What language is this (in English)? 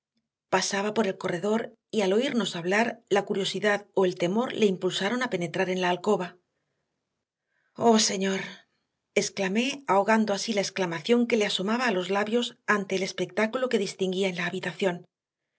Spanish